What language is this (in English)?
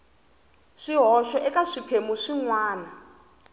Tsonga